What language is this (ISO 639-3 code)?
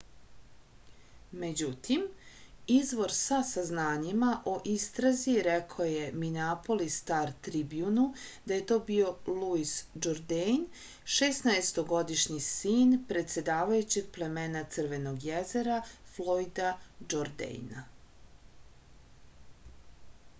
srp